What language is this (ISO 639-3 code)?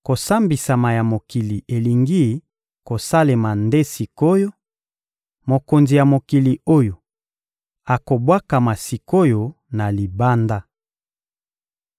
lin